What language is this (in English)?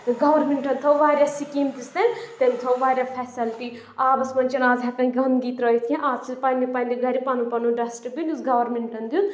Kashmiri